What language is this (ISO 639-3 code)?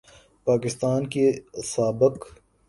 urd